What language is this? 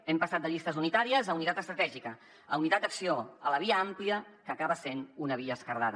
Catalan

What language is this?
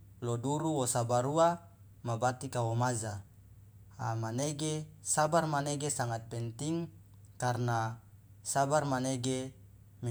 Loloda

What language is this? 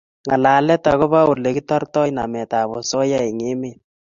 Kalenjin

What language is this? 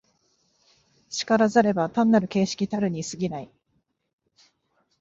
Japanese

